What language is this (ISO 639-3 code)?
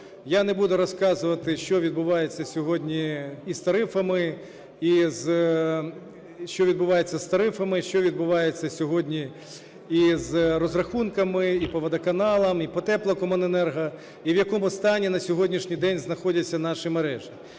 ukr